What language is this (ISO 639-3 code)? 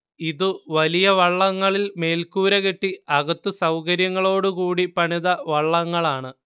mal